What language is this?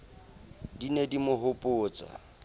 Southern Sotho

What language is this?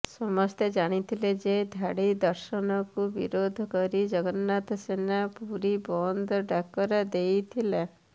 Odia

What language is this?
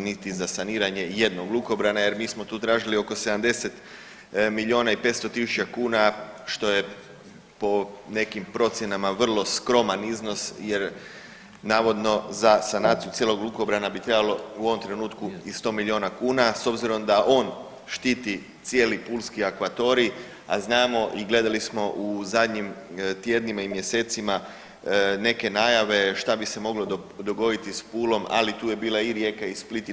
Croatian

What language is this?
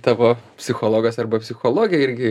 Lithuanian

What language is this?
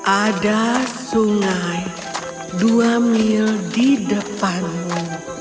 Indonesian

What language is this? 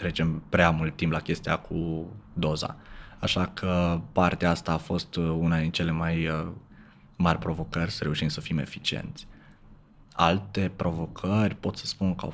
Romanian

